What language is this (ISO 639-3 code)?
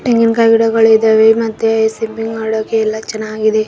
kan